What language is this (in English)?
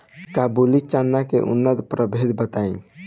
Bhojpuri